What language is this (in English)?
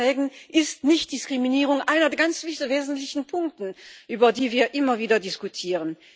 German